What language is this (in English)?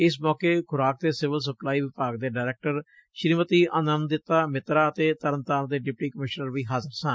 Punjabi